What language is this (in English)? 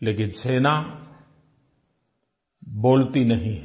Hindi